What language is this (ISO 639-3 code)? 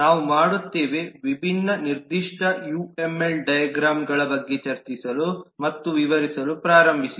kan